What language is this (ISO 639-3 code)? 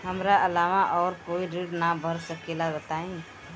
bho